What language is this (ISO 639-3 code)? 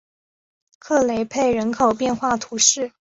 zho